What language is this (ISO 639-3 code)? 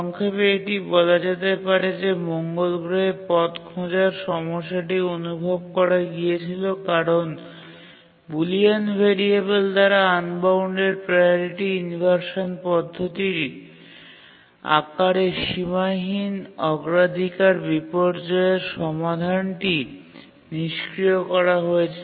ben